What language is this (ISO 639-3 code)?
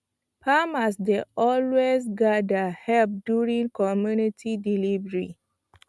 pcm